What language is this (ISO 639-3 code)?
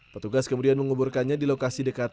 ind